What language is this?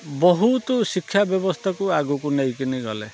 Odia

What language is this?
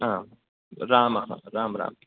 Sanskrit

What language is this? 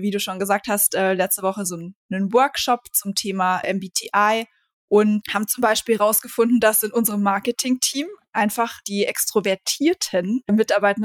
German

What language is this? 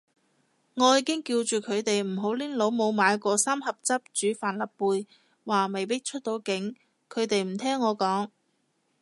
Cantonese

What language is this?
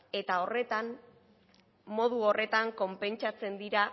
Basque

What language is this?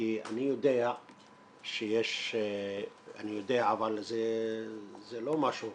Hebrew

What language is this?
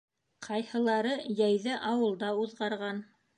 Bashkir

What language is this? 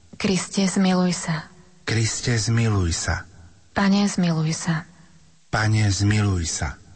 Slovak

